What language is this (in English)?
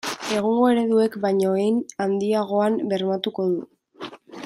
Basque